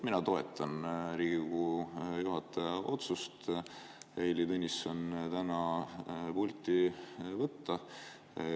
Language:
Estonian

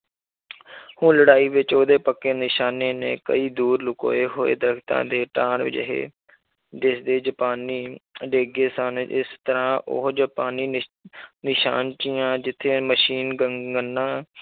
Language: Punjabi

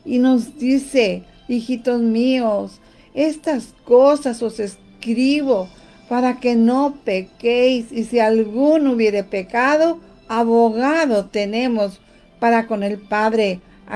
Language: Spanish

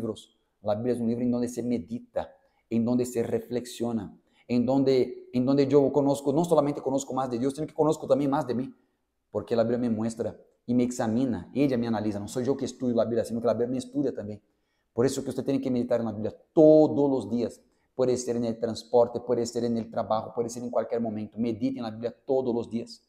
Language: Portuguese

